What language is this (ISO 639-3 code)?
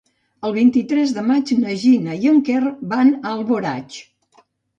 cat